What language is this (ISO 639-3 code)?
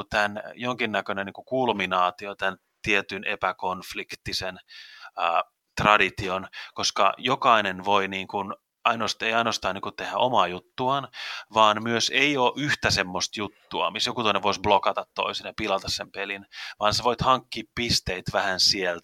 fin